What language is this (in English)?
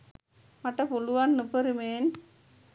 Sinhala